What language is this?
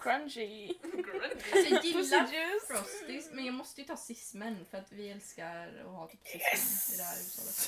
Swedish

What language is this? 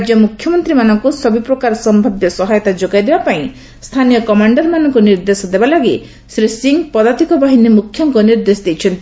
Odia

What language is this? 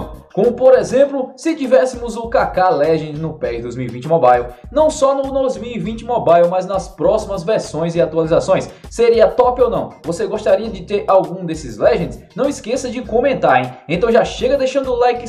Portuguese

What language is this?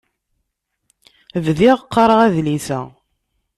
Kabyle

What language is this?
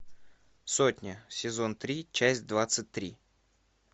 Russian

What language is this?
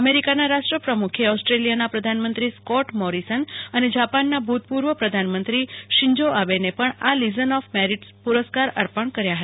Gujarati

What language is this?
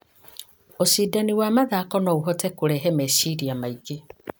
Kikuyu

